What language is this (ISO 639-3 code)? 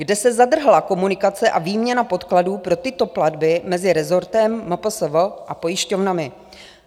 ces